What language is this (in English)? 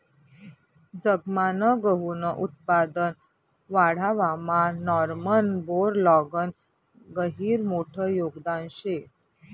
Marathi